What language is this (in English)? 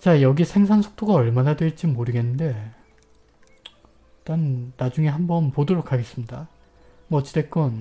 Korean